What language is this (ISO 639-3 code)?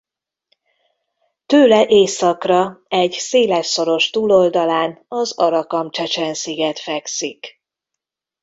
hun